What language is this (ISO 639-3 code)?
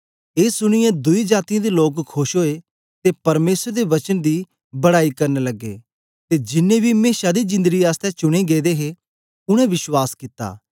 doi